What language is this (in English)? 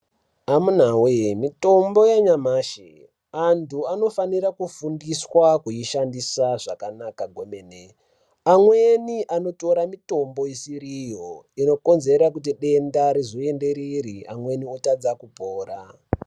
Ndau